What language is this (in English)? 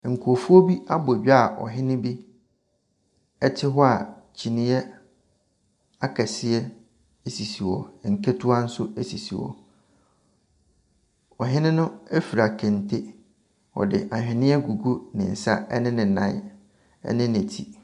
Akan